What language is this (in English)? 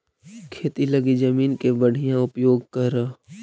Magahi